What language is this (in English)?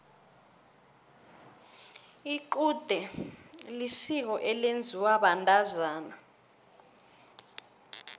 South Ndebele